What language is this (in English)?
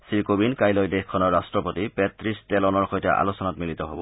Assamese